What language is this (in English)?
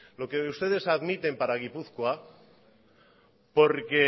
Spanish